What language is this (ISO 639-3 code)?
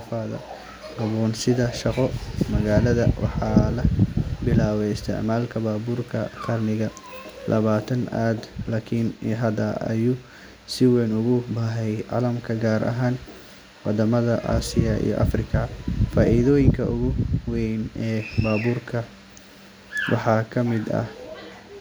som